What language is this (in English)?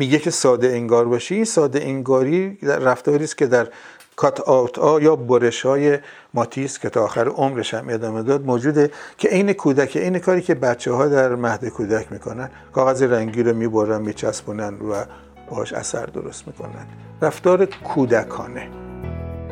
Persian